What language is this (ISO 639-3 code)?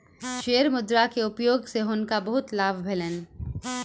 mai